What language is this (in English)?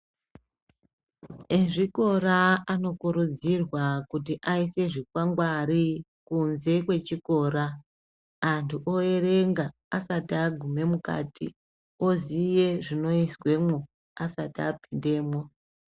Ndau